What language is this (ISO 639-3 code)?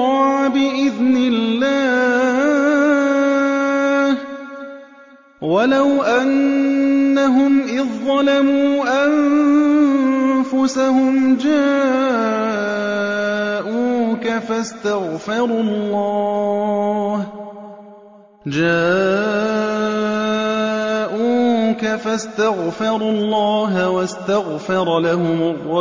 ara